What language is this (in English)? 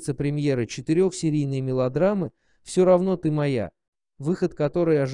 Russian